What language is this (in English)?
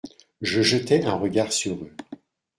French